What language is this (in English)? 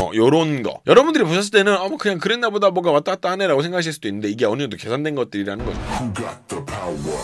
Korean